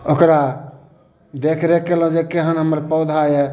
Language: Maithili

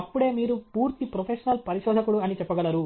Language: Telugu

